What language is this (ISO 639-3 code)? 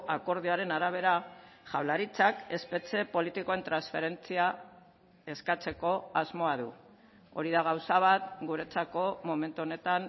eus